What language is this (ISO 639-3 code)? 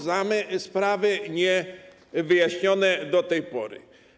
pol